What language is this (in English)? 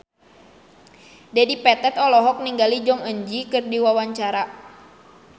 Sundanese